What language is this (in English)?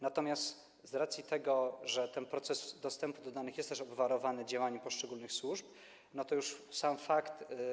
Polish